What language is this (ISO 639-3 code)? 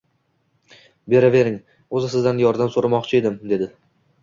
uzb